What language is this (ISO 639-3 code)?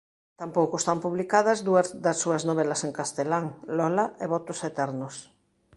glg